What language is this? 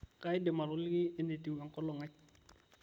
Masai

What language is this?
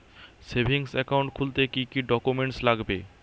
Bangla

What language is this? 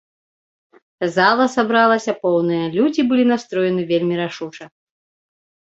Belarusian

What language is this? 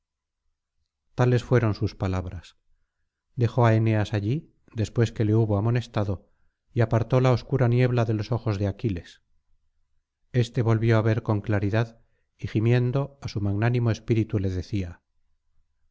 Spanish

